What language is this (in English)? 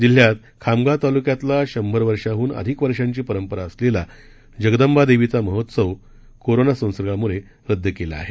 Marathi